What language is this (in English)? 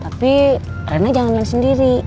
Indonesian